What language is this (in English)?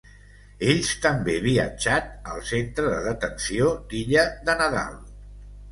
Catalan